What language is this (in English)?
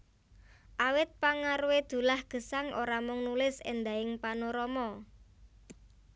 Javanese